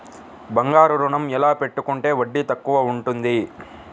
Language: Telugu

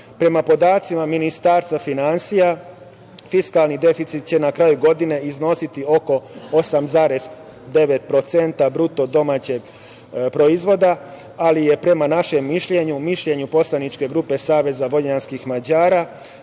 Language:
Serbian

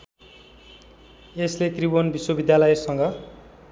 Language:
Nepali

